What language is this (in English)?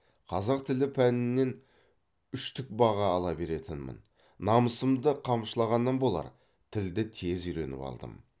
Kazakh